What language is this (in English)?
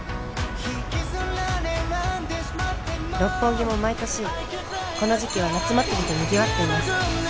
Japanese